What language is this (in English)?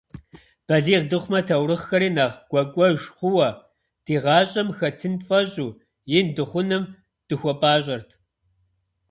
Kabardian